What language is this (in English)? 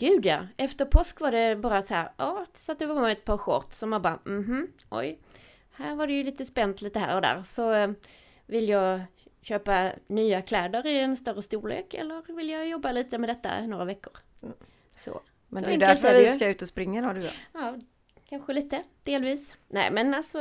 Swedish